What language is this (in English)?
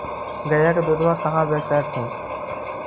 Magahi